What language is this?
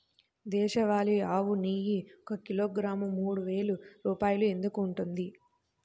Telugu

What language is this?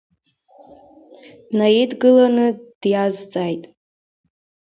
Abkhazian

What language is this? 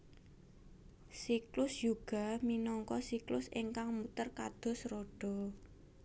Javanese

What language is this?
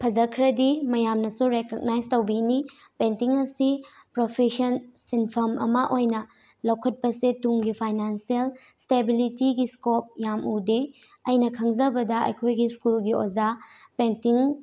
Manipuri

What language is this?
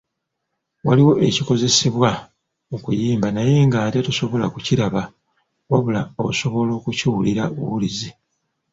Ganda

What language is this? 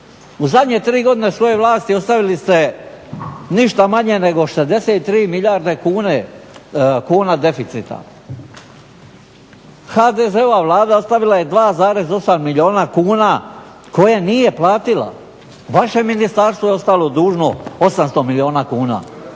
Croatian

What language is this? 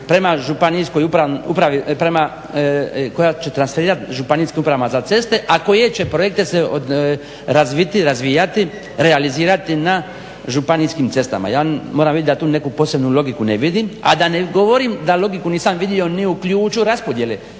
Croatian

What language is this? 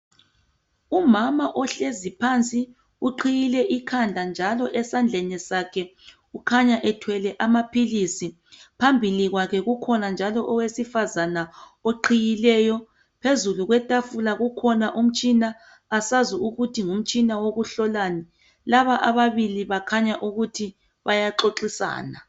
North Ndebele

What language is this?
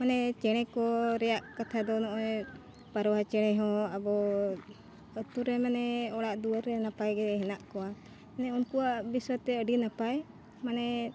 Santali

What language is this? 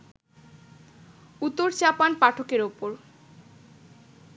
Bangla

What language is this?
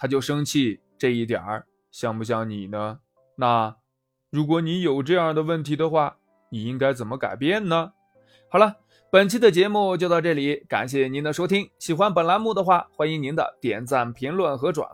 Chinese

